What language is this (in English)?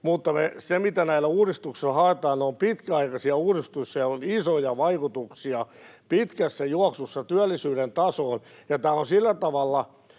Finnish